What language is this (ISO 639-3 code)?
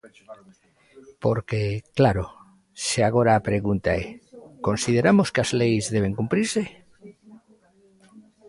glg